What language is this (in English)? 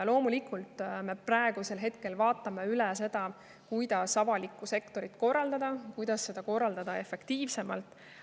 Estonian